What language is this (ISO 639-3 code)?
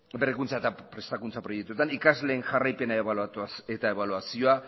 eus